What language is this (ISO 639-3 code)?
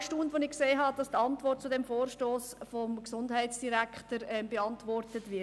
gsw